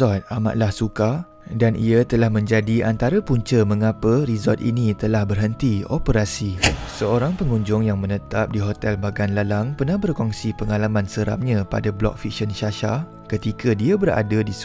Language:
Malay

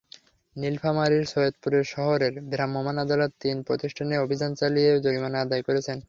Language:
Bangla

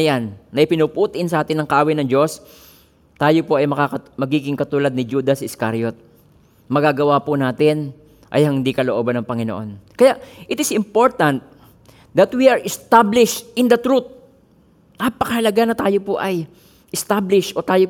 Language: Filipino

